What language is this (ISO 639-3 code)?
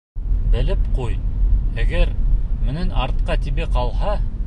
bak